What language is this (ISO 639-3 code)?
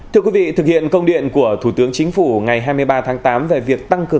vie